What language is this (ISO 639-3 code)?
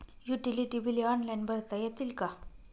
mar